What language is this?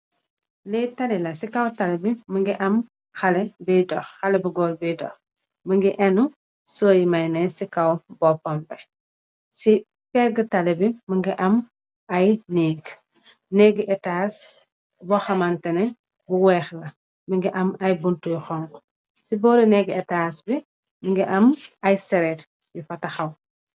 Wolof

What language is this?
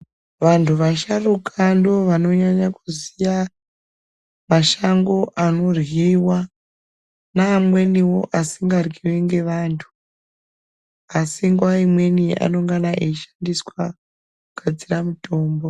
Ndau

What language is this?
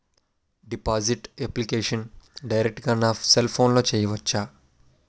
Telugu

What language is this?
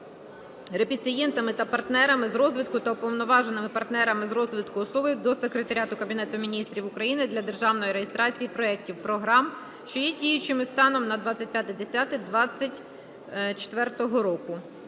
Ukrainian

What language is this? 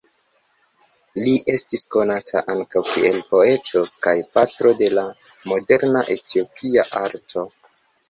Esperanto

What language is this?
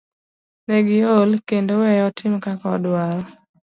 Luo (Kenya and Tanzania)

